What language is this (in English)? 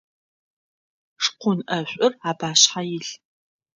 Adyghe